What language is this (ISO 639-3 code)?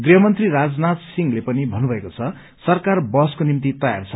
nep